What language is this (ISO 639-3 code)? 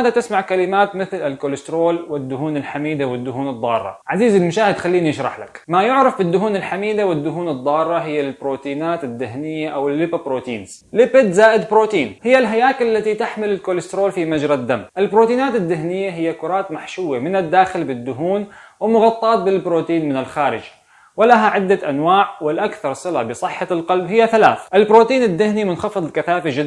ara